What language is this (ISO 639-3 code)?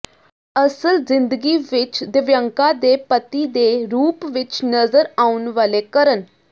pan